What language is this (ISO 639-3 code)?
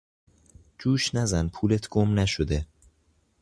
fas